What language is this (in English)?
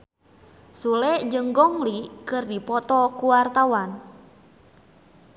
Sundanese